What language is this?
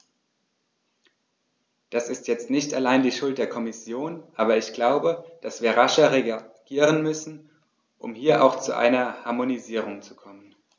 German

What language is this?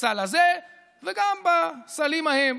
Hebrew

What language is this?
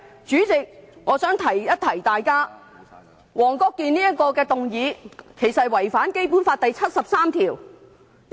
Cantonese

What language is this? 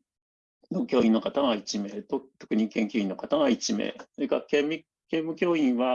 Japanese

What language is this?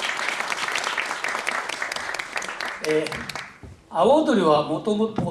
Japanese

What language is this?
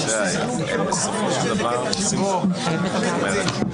Hebrew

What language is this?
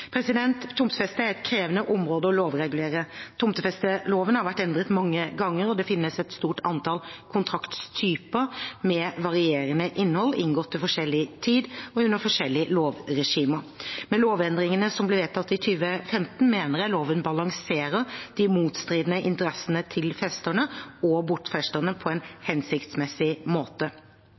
Norwegian Bokmål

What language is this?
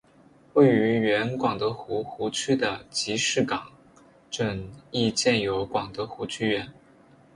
Chinese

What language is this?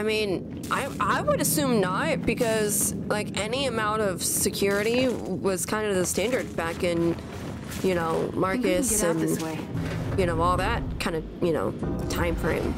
English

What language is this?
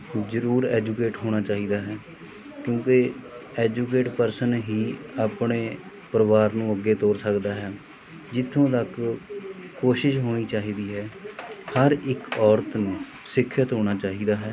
Punjabi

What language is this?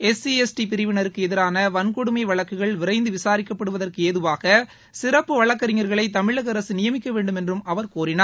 Tamil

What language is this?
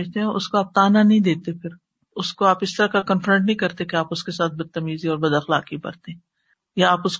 Urdu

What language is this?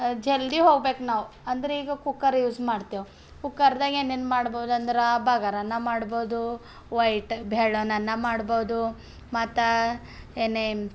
Kannada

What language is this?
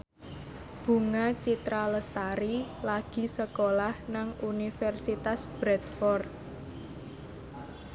Javanese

